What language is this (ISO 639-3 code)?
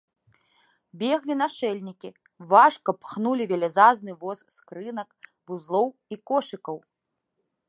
bel